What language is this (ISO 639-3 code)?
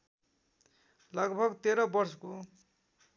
nep